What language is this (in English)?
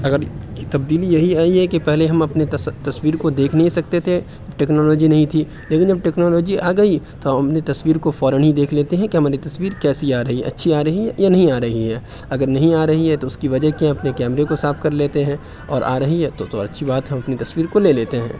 Urdu